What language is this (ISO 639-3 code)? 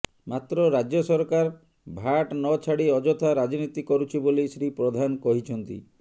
ori